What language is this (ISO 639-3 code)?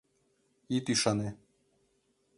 chm